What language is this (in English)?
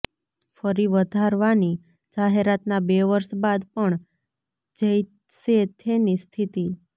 Gujarati